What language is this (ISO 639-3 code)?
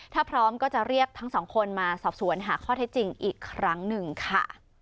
tha